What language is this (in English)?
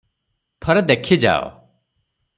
Odia